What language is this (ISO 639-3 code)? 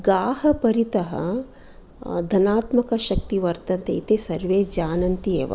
san